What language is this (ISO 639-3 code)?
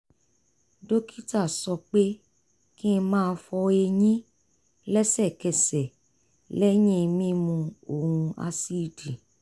yor